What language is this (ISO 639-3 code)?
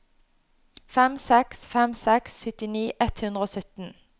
nor